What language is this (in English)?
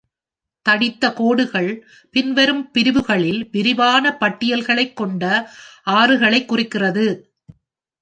Tamil